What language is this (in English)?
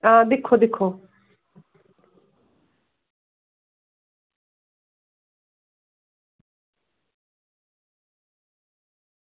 Dogri